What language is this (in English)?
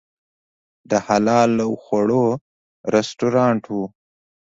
Pashto